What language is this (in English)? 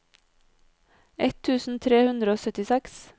Norwegian